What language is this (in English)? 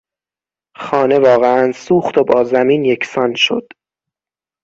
Persian